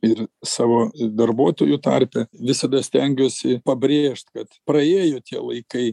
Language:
Lithuanian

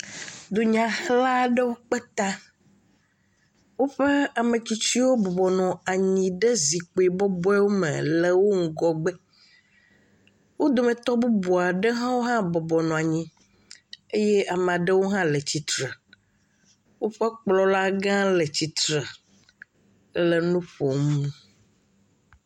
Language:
Ewe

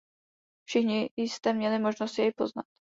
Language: Czech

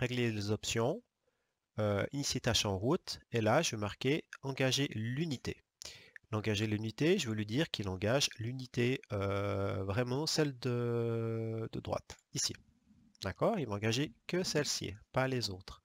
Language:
French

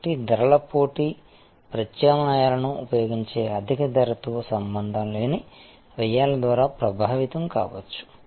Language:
Telugu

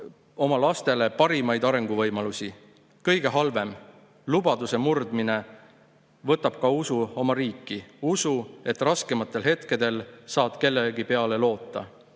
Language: Estonian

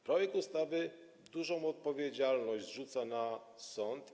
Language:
Polish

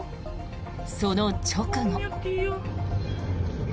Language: Japanese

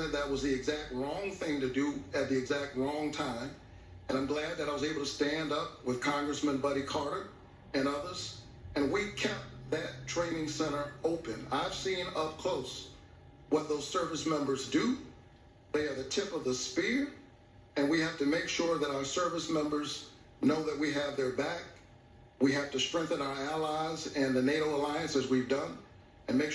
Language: English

